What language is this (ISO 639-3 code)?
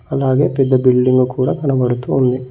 tel